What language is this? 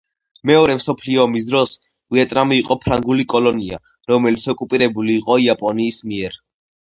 Georgian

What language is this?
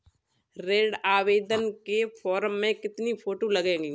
Hindi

